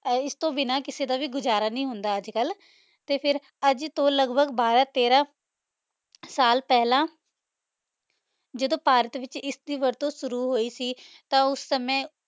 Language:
Punjabi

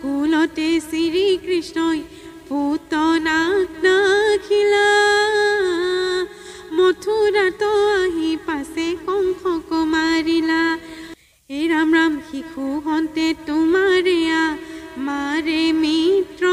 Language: Hindi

